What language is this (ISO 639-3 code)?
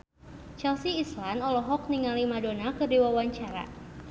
sun